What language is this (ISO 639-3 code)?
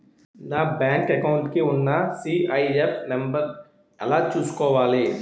tel